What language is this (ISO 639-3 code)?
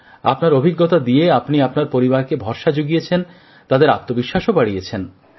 ben